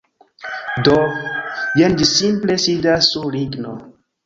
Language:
Esperanto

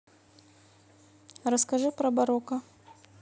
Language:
Russian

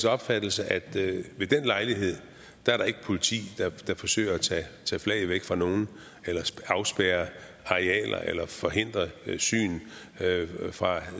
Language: Danish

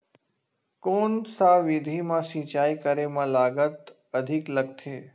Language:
Chhattisgarhi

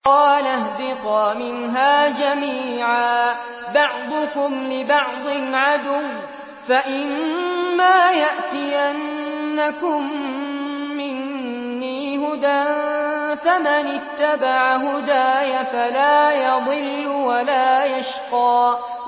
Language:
Arabic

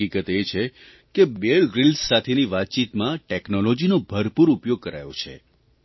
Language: Gujarati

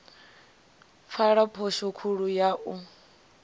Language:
Venda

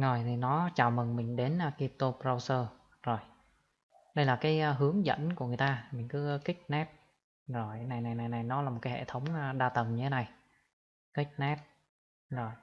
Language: Vietnamese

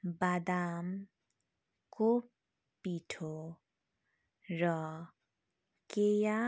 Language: Nepali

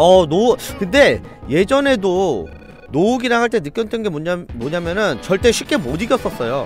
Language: Korean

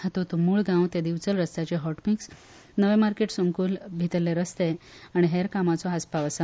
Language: Konkani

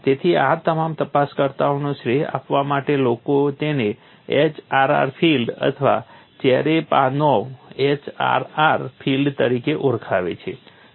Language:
Gujarati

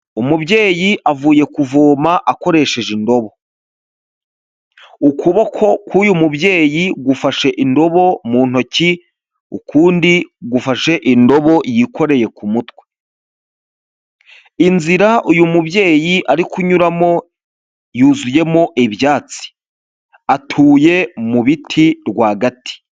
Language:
Kinyarwanda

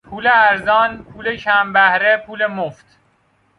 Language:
Persian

